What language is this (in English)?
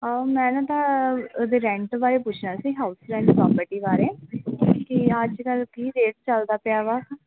Punjabi